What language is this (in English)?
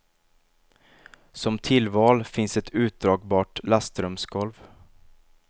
Swedish